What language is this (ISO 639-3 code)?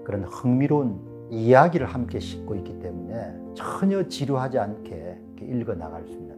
kor